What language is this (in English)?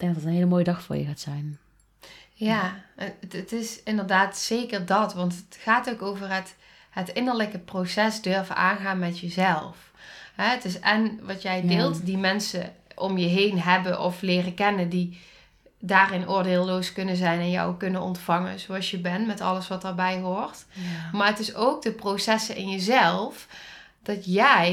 Dutch